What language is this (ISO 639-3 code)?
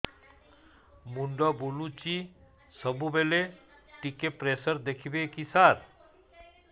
ori